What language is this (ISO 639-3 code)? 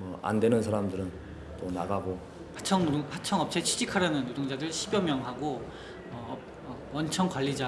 kor